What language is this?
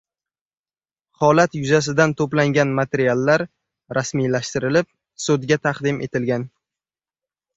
Uzbek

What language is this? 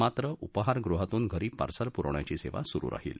Marathi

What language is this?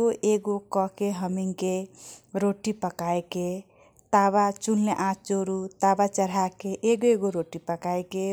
Kochila Tharu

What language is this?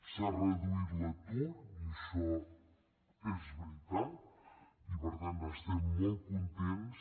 Catalan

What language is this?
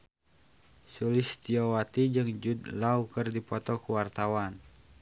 Sundanese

